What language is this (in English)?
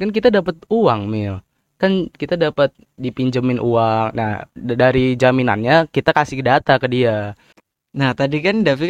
Indonesian